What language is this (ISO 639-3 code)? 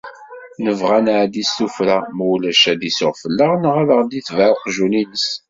kab